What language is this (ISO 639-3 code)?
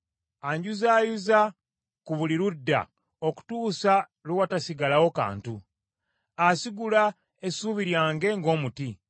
lug